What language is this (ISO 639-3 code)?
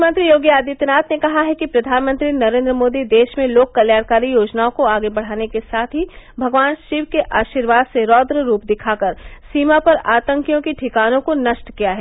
hin